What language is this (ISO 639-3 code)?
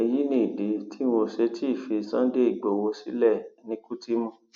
yor